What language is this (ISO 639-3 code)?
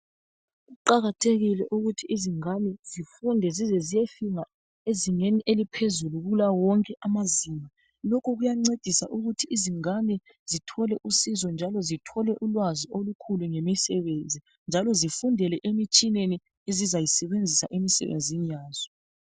nde